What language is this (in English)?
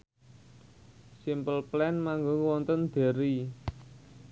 Javanese